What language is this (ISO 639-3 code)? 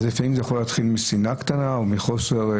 heb